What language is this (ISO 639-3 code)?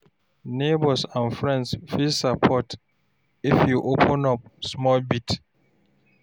pcm